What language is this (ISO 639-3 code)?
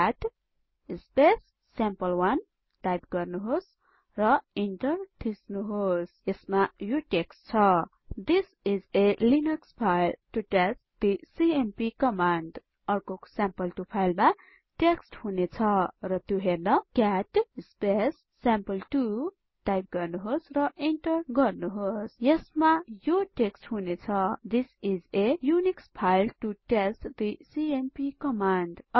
nep